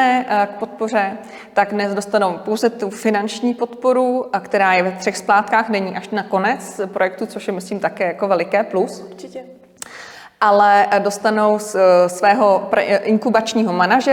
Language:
Czech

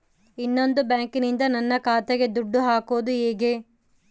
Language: Kannada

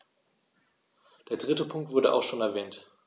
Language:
German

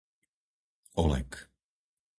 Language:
Slovak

